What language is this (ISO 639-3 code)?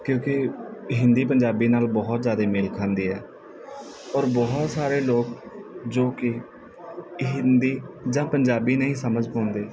pan